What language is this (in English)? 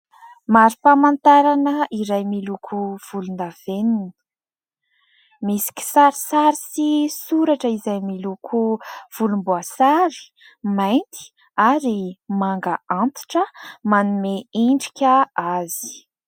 Malagasy